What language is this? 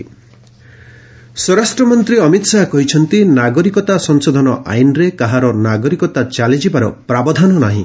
Odia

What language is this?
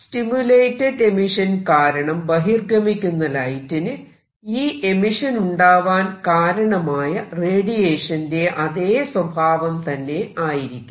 Malayalam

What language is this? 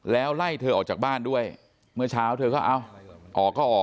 Thai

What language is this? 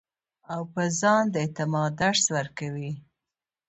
Pashto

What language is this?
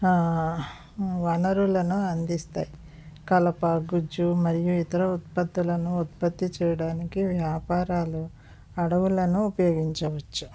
Telugu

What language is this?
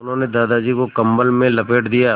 Hindi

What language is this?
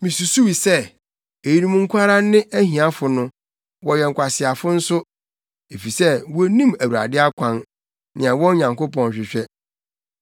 Akan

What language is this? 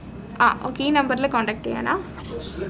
Malayalam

